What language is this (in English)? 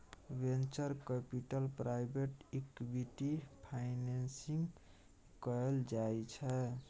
Maithili